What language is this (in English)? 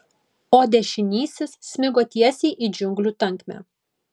Lithuanian